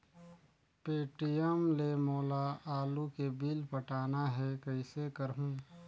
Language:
Chhattisgarhi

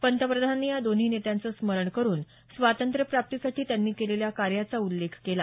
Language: Marathi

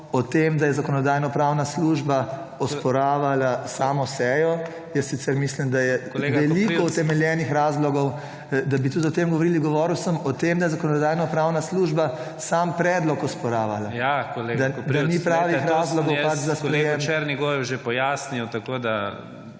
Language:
Slovenian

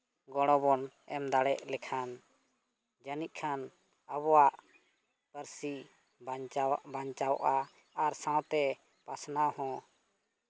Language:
Santali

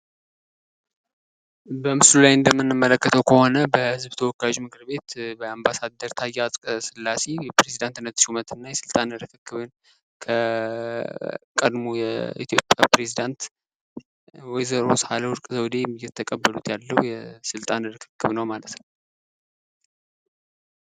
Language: Amharic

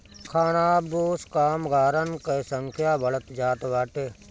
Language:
Bhojpuri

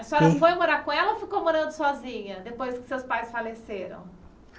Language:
Portuguese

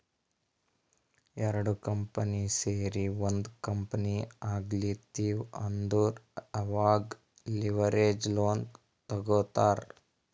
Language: Kannada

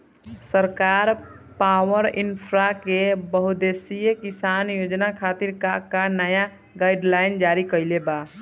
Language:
Bhojpuri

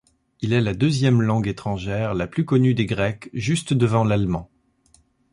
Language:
French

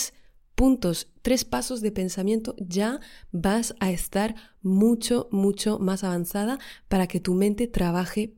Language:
Spanish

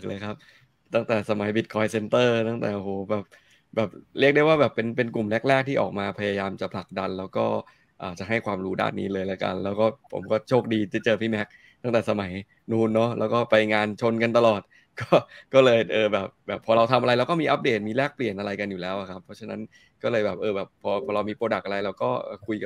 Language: Thai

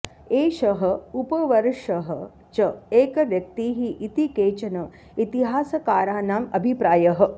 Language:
Sanskrit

